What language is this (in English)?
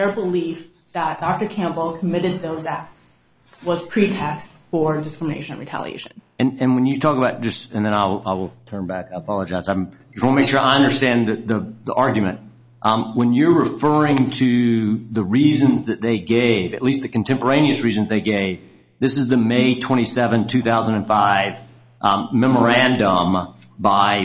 English